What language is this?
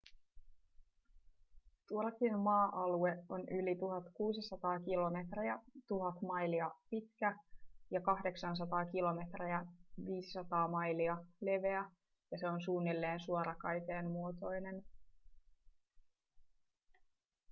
Finnish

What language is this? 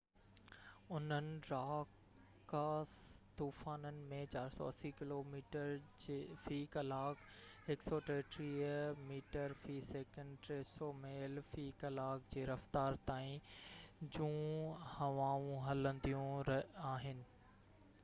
Sindhi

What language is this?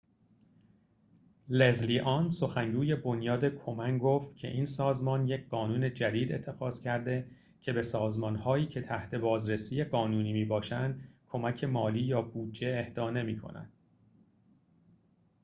Persian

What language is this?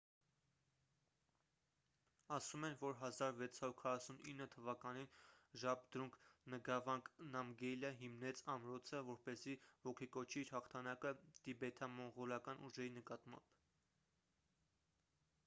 Armenian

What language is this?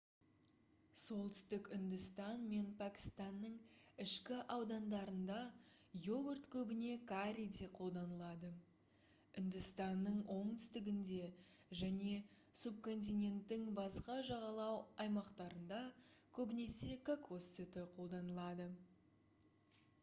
Kazakh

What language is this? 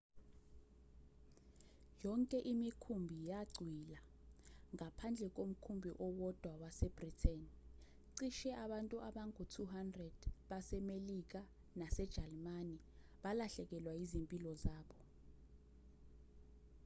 Zulu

